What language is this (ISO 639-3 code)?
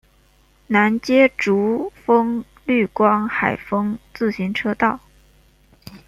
zho